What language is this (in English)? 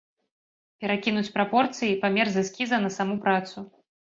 Belarusian